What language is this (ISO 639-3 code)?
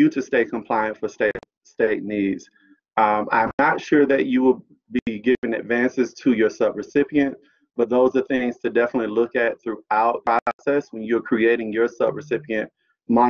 eng